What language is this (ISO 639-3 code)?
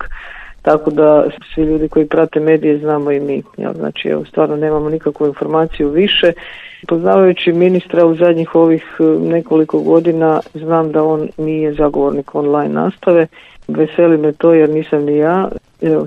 hrv